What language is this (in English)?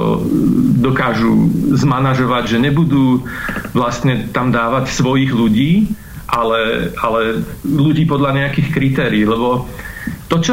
Slovak